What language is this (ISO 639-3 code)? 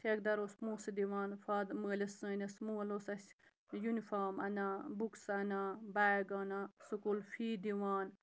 kas